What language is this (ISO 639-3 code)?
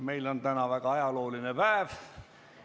est